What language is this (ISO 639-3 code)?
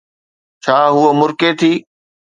snd